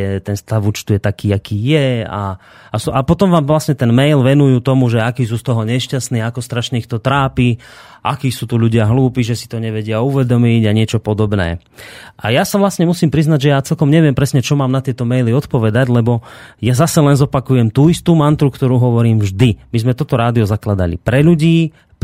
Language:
Slovak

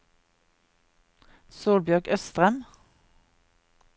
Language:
Norwegian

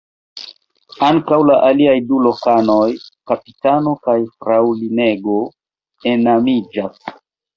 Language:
Esperanto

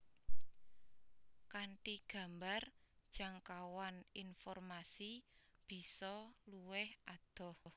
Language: Javanese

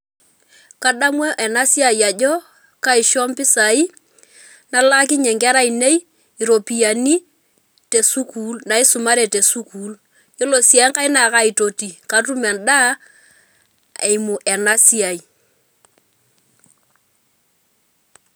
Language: Masai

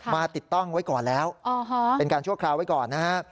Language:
Thai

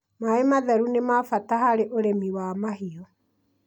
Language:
Kikuyu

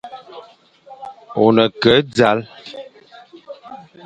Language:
Fang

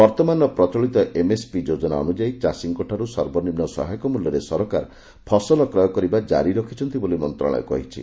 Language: Odia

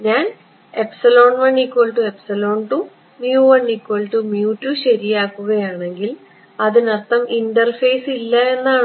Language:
Malayalam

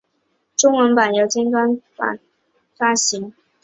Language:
Chinese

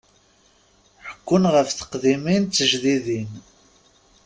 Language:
Kabyle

